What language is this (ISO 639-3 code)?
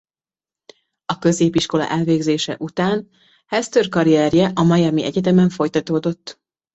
hun